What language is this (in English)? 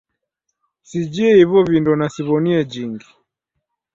Taita